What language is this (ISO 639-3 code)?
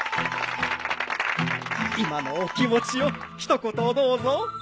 jpn